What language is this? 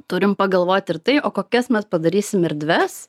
Lithuanian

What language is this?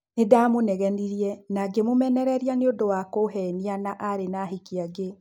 Kikuyu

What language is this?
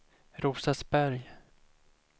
Swedish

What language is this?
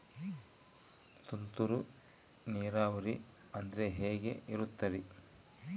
Kannada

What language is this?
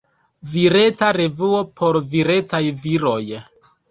Esperanto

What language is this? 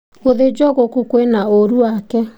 Kikuyu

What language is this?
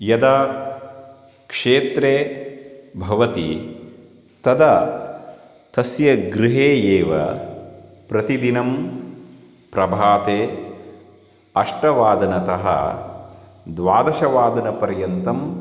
Sanskrit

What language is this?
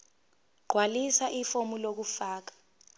Zulu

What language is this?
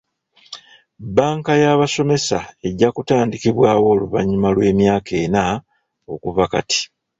Ganda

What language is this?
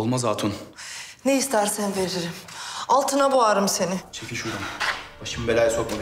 Turkish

